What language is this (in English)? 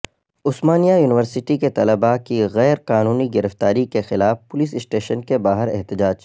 Urdu